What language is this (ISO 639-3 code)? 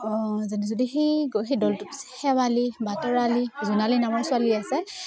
asm